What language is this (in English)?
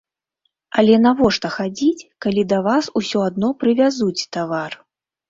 Belarusian